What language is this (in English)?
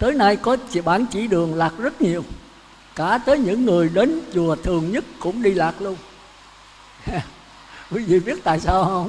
Vietnamese